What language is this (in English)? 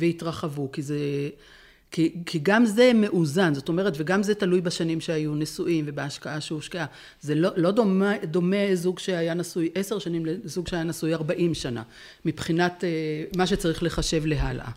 Hebrew